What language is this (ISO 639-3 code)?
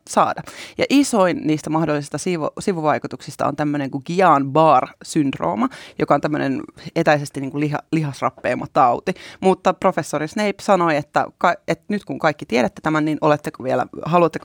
fin